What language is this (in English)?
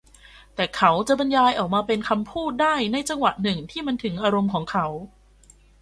Thai